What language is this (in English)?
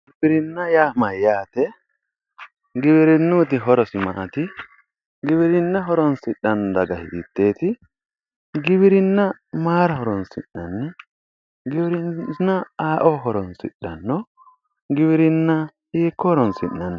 Sidamo